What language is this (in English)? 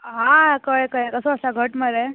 Konkani